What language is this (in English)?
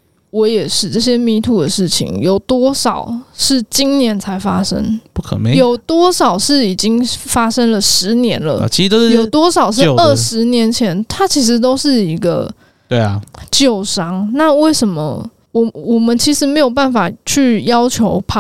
Chinese